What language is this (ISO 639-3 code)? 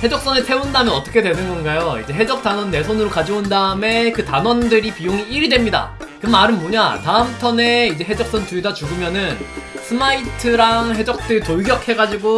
kor